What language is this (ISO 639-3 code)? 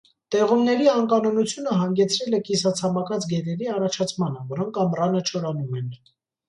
hye